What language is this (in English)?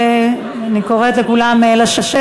Hebrew